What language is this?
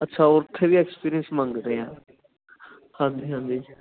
Punjabi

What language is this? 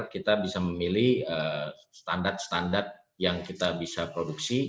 Indonesian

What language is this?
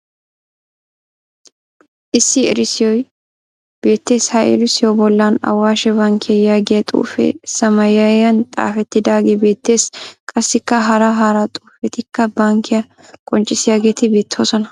Wolaytta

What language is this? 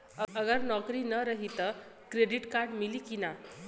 Bhojpuri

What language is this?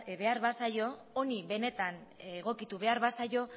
Basque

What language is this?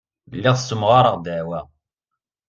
Kabyle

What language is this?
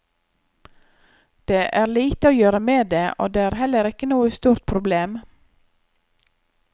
Norwegian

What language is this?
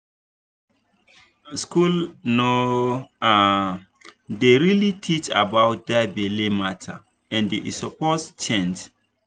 Nigerian Pidgin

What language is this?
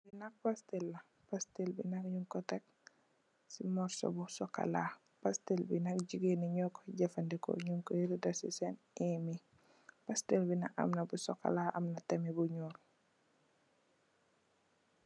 Wolof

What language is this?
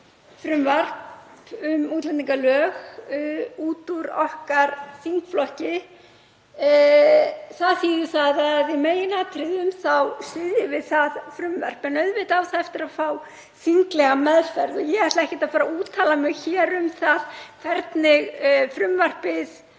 Icelandic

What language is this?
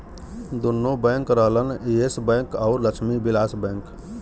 Bhojpuri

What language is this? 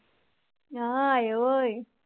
Punjabi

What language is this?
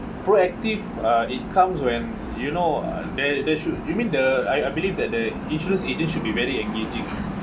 English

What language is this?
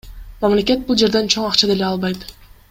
Kyrgyz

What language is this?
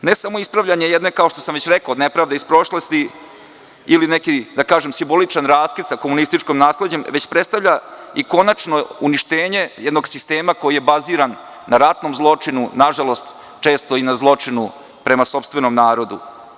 Serbian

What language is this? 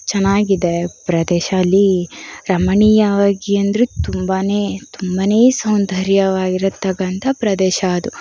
Kannada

